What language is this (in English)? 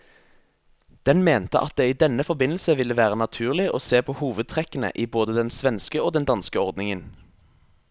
Norwegian